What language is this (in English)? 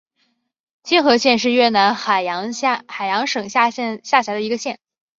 Chinese